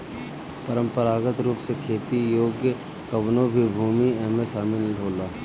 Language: Bhojpuri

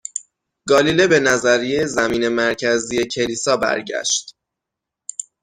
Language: Persian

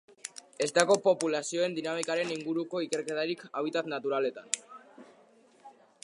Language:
Basque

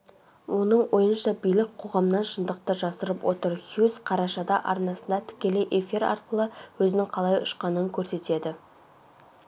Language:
Kazakh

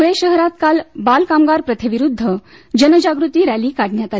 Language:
Marathi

